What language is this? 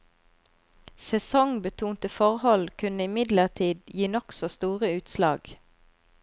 Norwegian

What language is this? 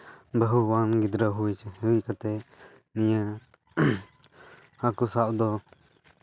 Santali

